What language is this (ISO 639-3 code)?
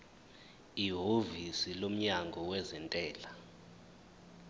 zul